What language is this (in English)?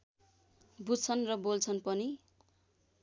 Nepali